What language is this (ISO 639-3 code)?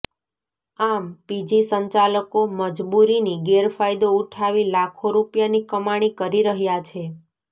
guj